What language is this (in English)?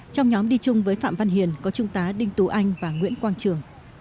Vietnamese